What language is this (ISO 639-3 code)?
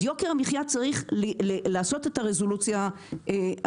heb